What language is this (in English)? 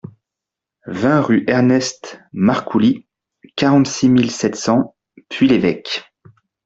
French